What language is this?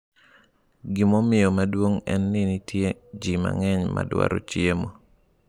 Luo (Kenya and Tanzania)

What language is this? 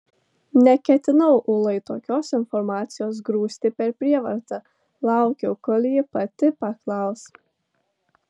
Lithuanian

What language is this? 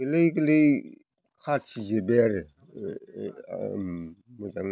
Bodo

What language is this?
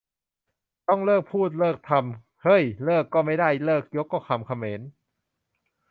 Thai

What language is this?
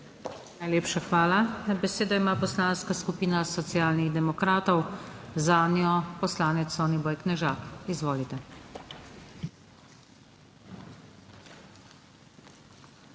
Slovenian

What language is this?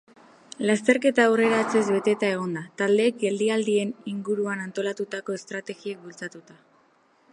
Basque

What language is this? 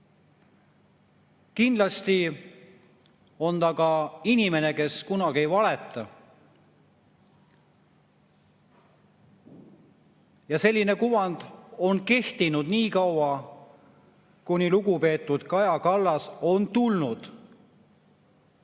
Estonian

